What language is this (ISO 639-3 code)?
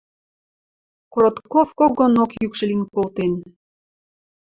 mrj